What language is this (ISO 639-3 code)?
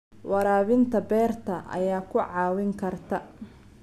som